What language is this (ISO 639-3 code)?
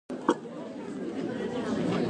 jpn